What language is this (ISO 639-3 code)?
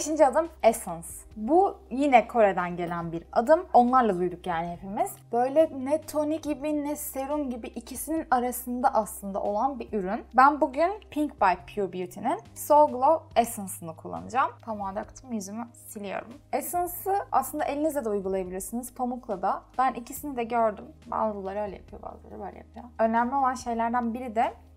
tur